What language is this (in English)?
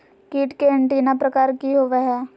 Magahi